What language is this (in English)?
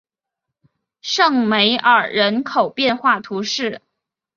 Chinese